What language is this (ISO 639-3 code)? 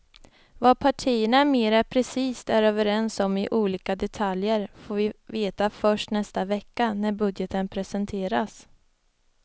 swe